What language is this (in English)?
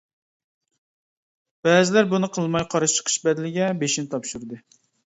Uyghur